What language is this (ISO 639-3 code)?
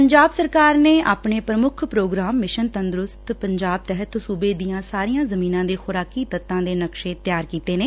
pan